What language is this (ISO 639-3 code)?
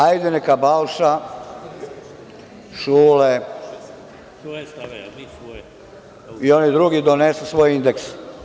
srp